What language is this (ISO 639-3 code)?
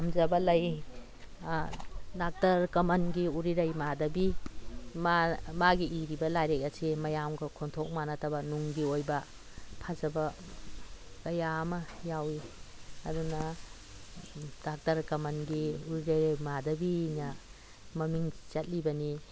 mni